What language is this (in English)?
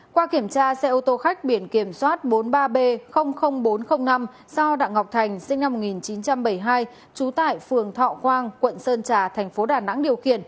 Vietnamese